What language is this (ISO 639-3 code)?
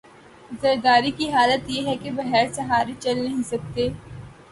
urd